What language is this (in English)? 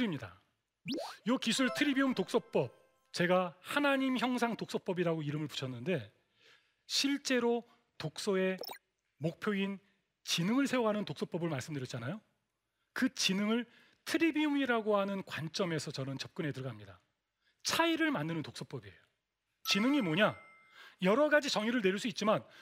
Korean